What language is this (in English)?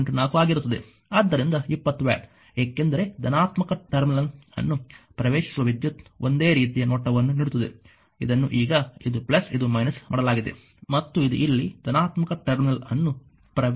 Kannada